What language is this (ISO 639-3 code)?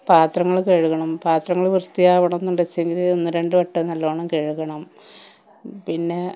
mal